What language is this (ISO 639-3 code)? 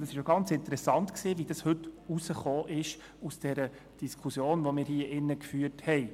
gsw